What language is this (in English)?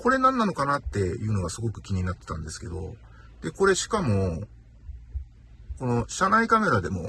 Japanese